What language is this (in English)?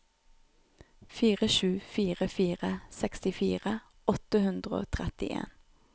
Norwegian